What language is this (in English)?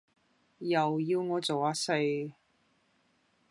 Cantonese